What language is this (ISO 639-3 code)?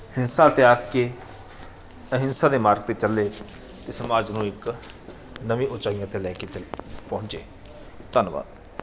pan